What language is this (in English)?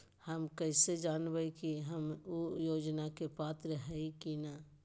Magahi